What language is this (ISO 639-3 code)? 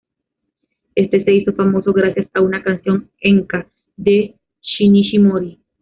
spa